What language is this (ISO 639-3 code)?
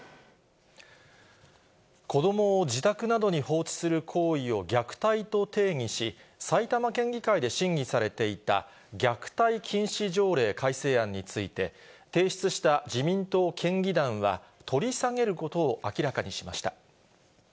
jpn